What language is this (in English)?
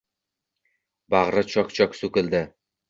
Uzbek